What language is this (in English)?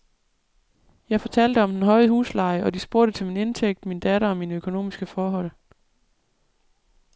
Danish